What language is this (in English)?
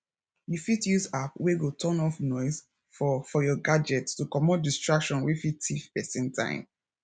Nigerian Pidgin